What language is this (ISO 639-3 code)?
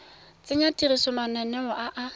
tsn